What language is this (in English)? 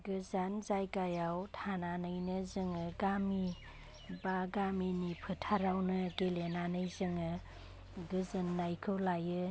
Bodo